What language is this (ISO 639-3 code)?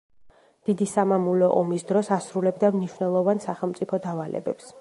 kat